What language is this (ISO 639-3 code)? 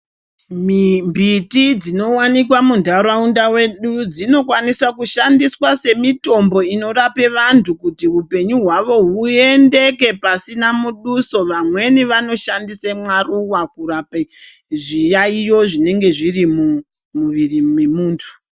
ndc